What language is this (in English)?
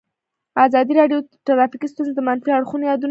Pashto